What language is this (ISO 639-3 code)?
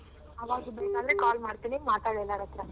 kan